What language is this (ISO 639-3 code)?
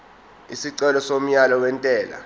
zul